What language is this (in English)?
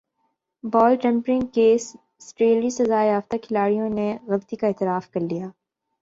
Urdu